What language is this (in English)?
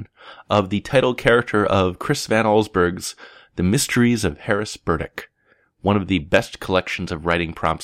English